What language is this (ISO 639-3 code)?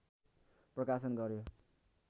nep